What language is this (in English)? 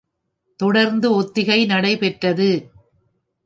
Tamil